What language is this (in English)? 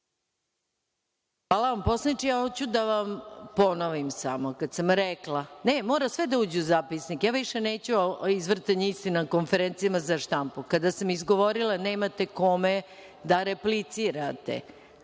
Serbian